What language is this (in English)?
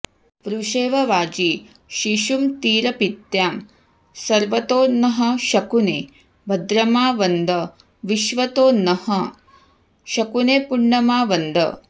Sanskrit